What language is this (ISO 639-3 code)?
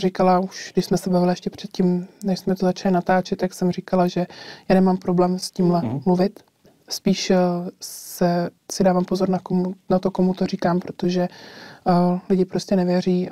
ces